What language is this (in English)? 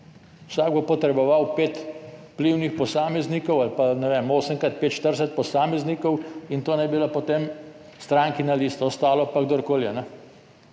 Slovenian